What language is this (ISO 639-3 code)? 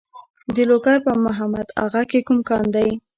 pus